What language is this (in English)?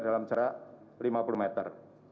Indonesian